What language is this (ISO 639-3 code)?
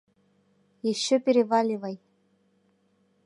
chm